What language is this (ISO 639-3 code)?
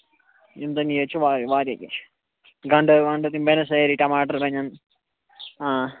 kas